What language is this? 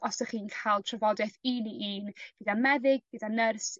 Welsh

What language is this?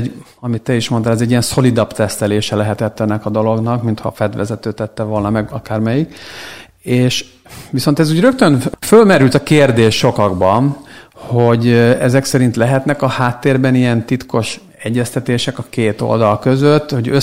Hungarian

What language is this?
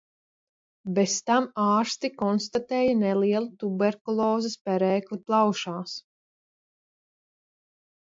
Latvian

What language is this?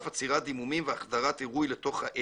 Hebrew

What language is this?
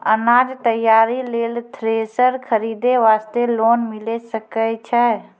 Maithili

